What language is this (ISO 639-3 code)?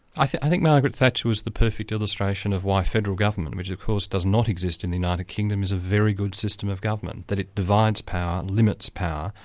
eng